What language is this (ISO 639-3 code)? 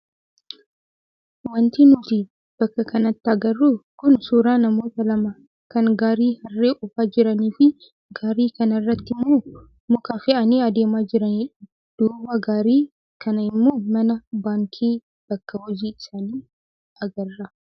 orm